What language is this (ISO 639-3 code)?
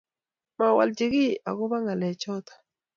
kln